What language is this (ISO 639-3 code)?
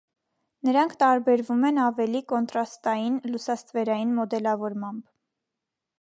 hye